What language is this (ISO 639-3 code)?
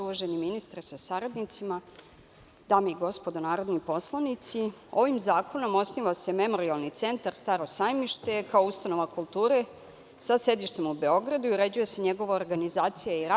srp